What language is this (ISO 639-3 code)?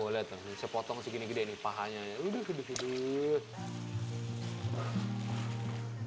ind